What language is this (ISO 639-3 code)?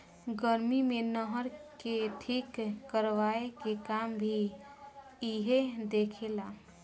bho